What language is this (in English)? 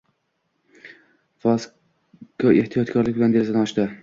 Uzbek